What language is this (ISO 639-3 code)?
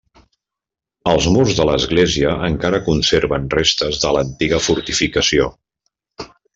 cat